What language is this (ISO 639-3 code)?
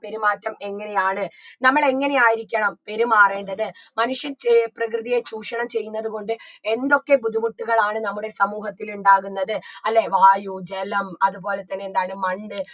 mal